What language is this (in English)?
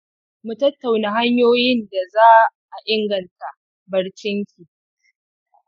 Hausa